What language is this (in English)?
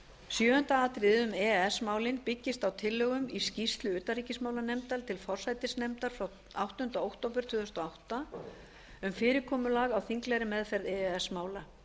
Icelandic